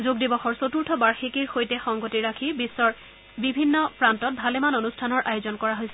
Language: Assamese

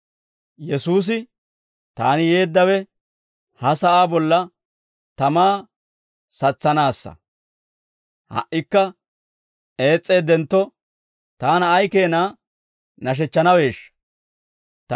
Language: Dawro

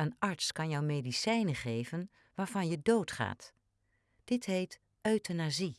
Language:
Dutch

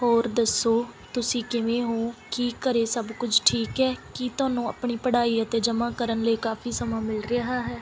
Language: Punjabi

